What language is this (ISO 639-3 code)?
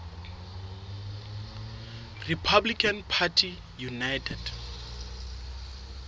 sot